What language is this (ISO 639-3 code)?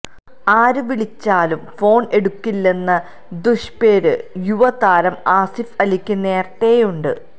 mal